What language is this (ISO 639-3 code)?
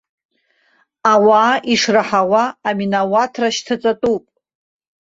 abk